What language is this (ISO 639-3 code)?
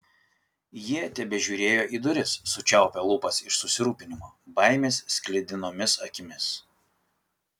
lit